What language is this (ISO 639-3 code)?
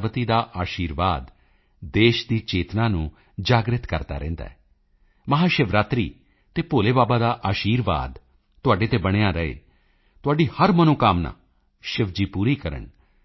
pan